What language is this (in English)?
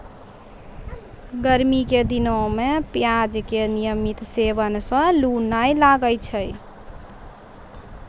Maithili